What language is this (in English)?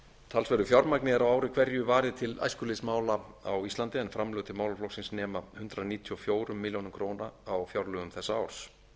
Icelandic